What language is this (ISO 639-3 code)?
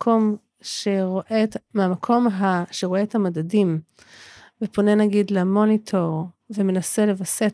heb